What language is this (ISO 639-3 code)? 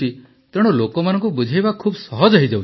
ori